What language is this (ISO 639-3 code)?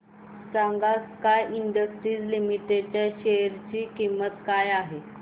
mar